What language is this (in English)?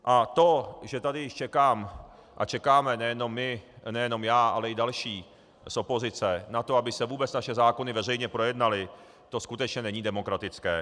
Czech